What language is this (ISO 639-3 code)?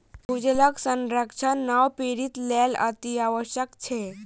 mai